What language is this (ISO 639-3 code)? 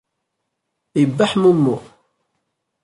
kab